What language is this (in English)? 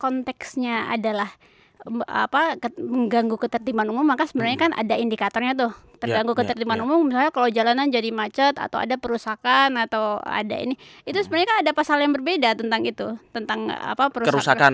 Indonesian